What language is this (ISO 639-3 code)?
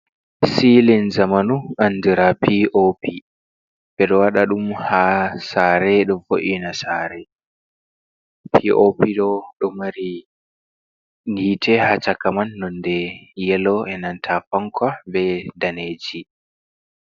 ful